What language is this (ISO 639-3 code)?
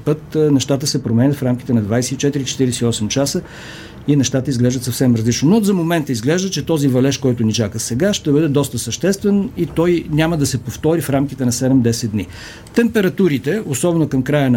bul